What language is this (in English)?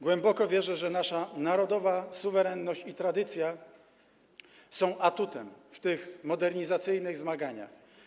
Polish